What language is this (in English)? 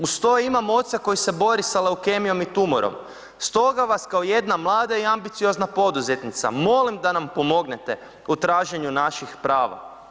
Croatian